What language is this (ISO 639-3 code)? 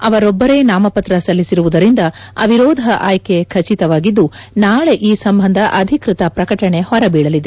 kan